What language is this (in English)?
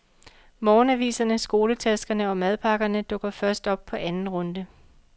Danish